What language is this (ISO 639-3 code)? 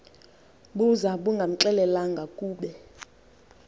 xho